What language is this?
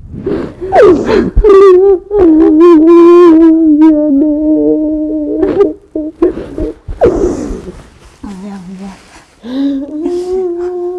Korean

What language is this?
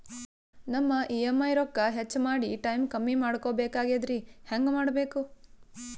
Kannada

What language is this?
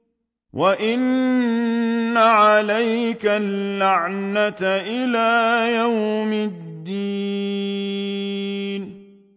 Arabic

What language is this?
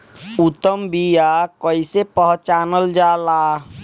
Bhojpuri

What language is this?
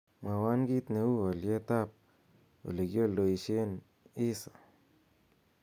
Kalenjin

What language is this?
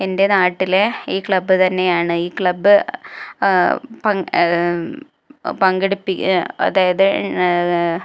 Malayalam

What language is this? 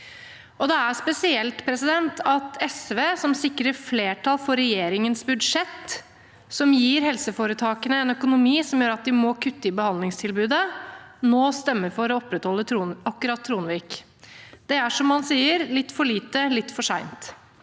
Norwegian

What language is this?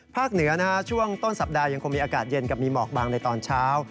Thai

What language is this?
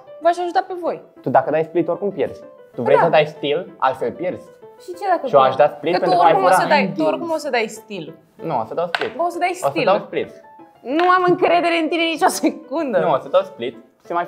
Romanian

